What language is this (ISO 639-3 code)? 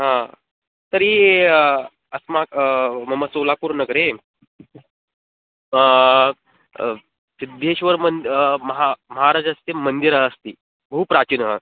san